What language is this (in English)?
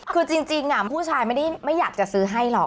Thai